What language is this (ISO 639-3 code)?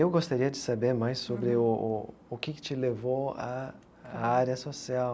por